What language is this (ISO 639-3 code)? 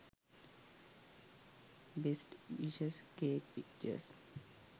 sin